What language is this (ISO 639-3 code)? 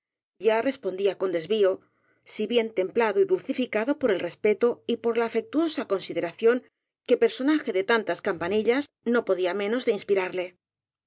spa